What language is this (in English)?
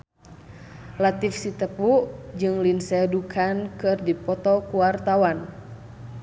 Sundanese